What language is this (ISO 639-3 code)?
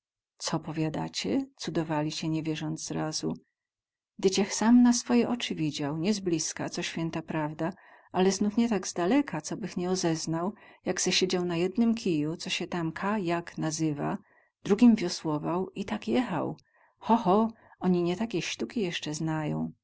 pol